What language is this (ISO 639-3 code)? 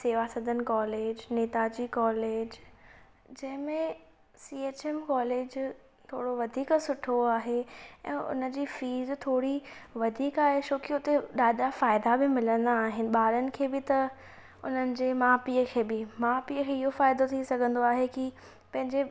snd